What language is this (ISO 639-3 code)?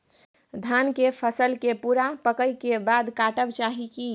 mai